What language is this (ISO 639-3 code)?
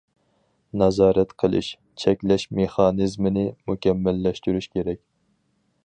uig